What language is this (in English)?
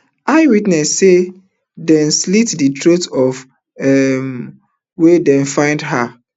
Nigerian Pidgin